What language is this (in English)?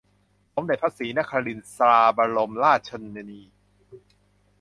Thai